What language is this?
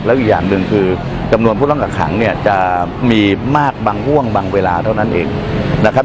Thai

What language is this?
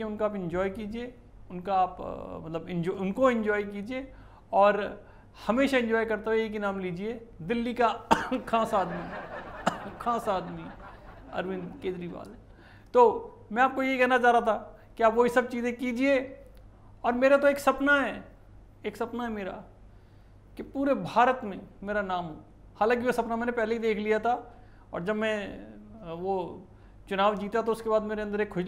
Hindi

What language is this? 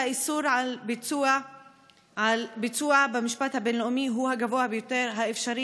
Hebrew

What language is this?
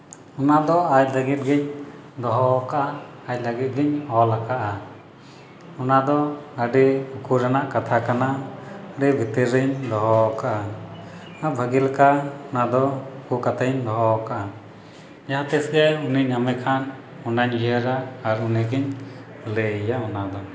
Santali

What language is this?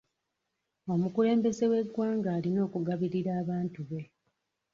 Ganda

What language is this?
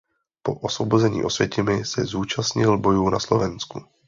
Czech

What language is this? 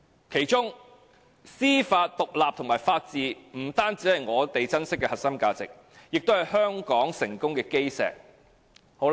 Cantonese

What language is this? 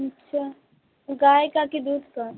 Hindi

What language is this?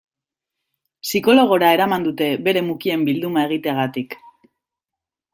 Basque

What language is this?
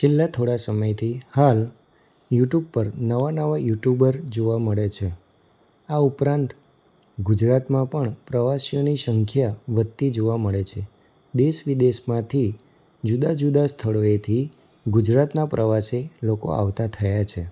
Gujarati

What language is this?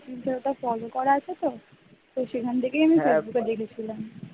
Bangla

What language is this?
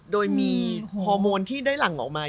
Thai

